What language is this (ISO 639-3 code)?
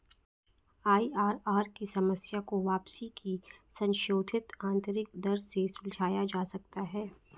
hin